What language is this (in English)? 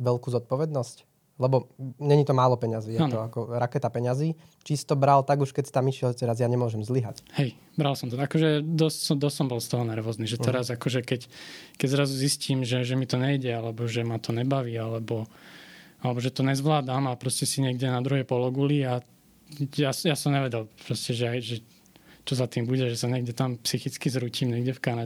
Slovak